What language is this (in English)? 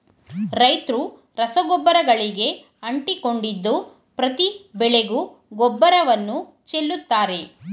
Kannada